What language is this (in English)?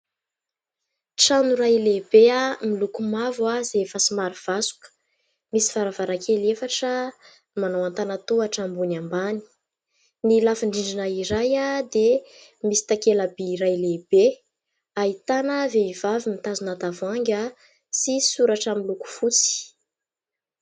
Malagasy